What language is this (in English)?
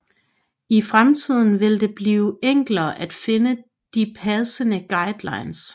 Danish